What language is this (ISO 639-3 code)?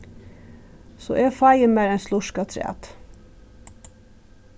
fao